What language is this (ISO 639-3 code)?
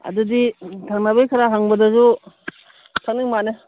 mni